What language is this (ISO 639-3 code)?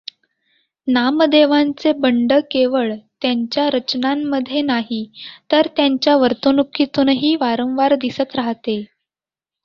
mar